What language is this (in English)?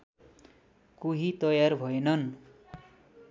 Nepali